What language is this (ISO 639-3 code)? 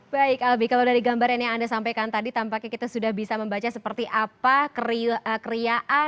ind